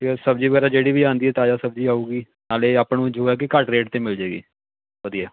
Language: Punjabi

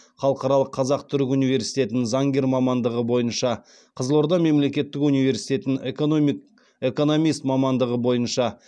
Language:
Kazakh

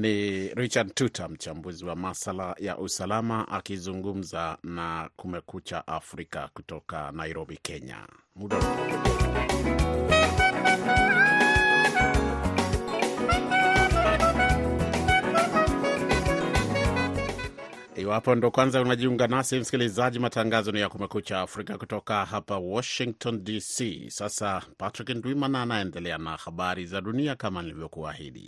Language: Swahili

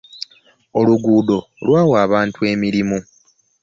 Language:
Ganda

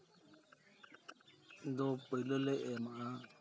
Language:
Santali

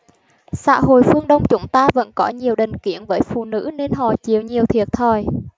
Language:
Vietnamese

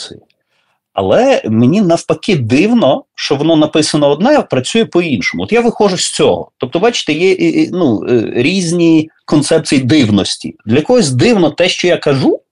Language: Ukrainian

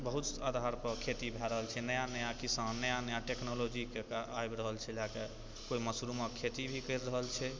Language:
Maithili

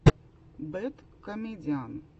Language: Russian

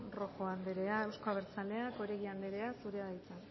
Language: Basque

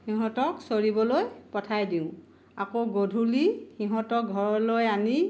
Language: Assamese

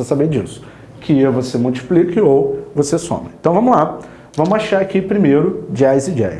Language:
Portuguese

